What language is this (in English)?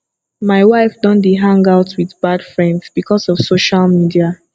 Nigerian Pidgin